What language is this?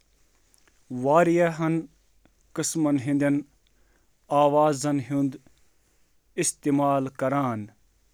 Kashmiri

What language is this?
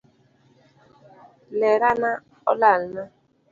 Luo (Kenya and Tanzania)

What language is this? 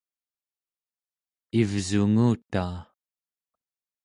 Central Yupik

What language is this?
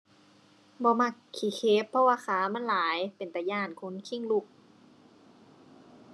Thai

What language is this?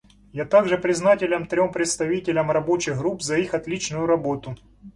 Russian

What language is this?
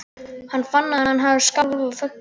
Icelandic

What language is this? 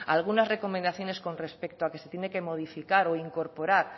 Spanish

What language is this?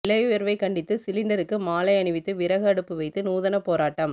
Tamil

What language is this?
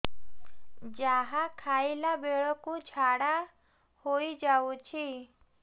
Odia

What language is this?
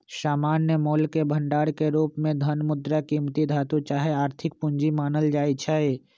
Magahi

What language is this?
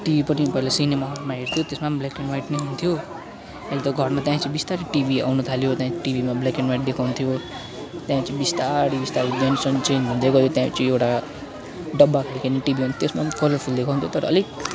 Nepali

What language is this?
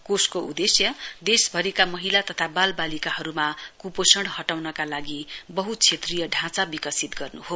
Nepali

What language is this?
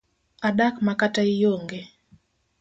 Luo (Kenya and Tanzania)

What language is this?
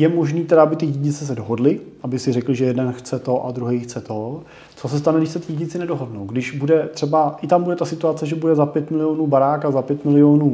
Czech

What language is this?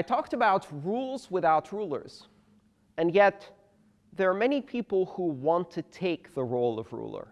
English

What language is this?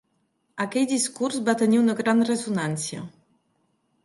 Catalan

